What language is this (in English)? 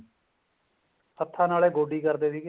Punjabi